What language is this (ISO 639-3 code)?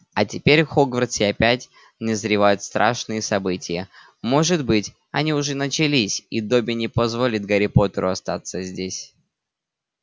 rus